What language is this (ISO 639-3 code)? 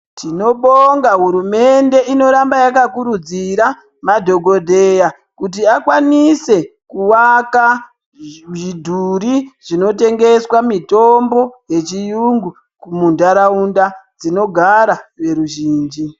ndc